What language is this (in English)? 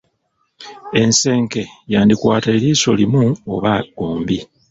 Ganda